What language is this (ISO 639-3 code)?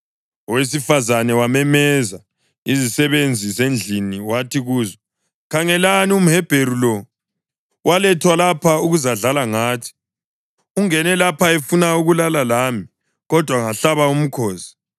nde